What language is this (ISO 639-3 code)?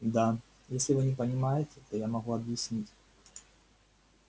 rus